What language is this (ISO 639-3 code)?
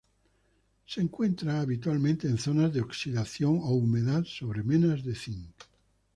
spa